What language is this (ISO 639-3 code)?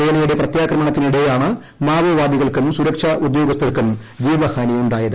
mal